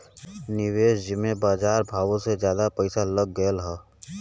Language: Bhojpuri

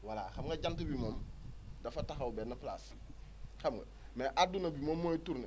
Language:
Wolof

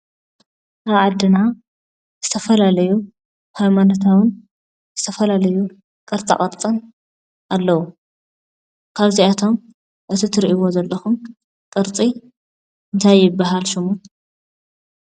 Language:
Tigrinya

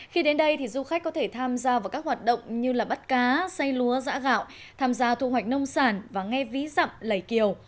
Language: Vietnamese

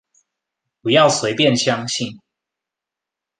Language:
Chinese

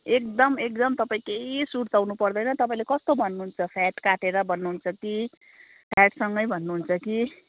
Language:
Nepali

